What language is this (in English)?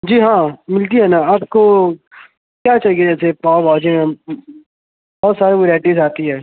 Urdu